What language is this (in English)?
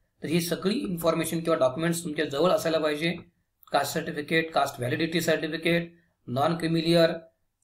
Hindi